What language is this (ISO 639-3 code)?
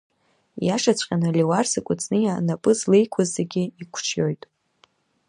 abk